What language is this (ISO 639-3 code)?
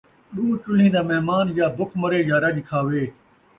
skr